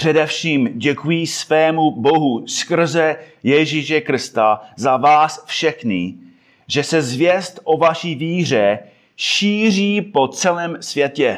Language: Czech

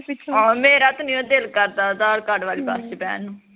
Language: Punjabi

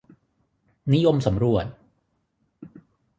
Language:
Thai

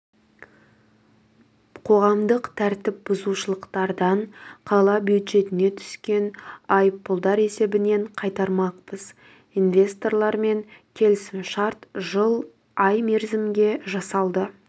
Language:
Kazakh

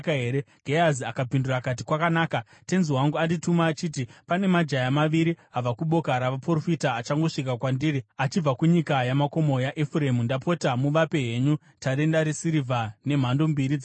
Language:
Shona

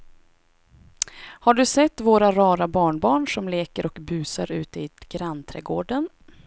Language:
Swedish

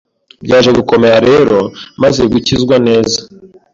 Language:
Kinyarwanda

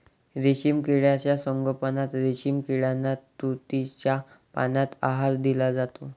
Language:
Marathi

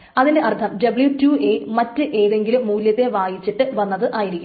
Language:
Malayalam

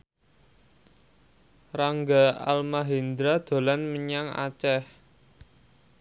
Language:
Javanese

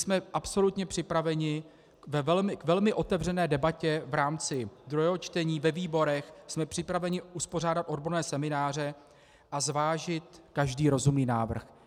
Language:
Czech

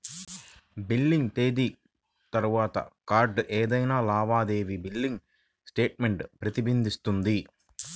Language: Telugu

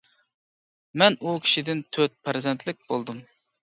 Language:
Uyghur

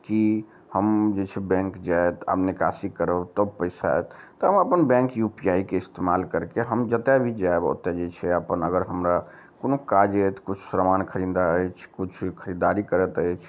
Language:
Maithili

